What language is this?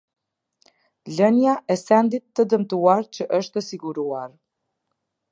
Albanian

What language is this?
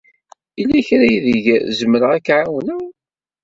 Kabyle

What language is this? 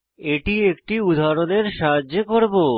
Bangla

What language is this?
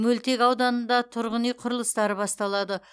Kazakh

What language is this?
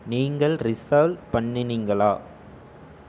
Tamil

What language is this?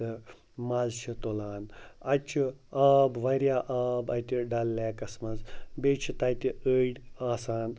Kashmiri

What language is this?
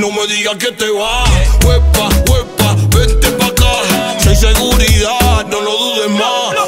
Romanian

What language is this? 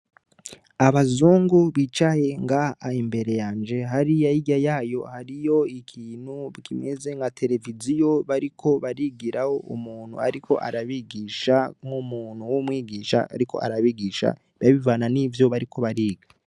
Rundi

